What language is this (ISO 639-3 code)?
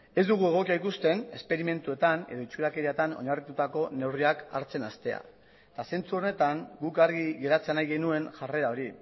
eus